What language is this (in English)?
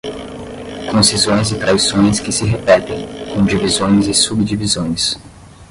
Portuguese